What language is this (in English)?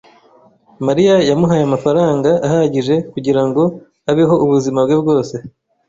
Kinyarwanda